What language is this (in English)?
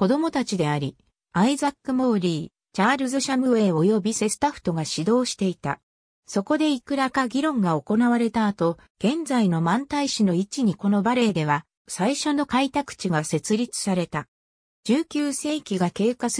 Japanese